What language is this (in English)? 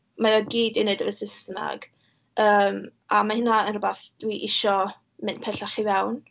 Welsh